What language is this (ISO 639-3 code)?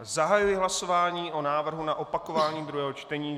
ces